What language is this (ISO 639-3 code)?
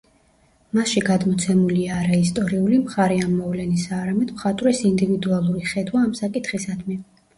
kat